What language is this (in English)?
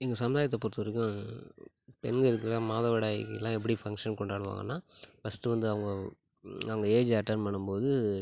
Tamil